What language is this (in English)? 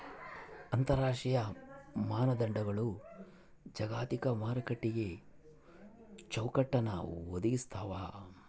Kannada